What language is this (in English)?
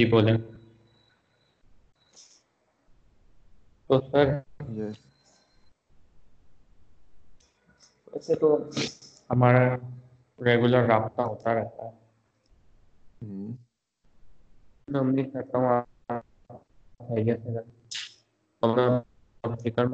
Urdu